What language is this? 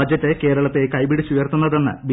Malayalam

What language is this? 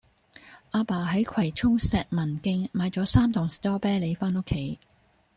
Cantonese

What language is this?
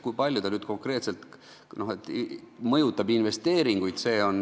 Estonian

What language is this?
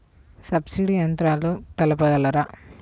Telugu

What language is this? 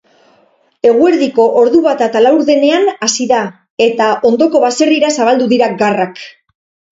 Basque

